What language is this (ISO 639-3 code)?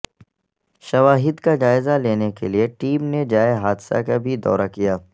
urd